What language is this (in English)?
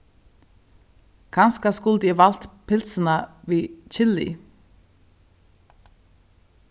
Faroese